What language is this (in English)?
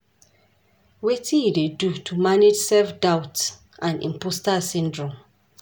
Nigerian Pidgin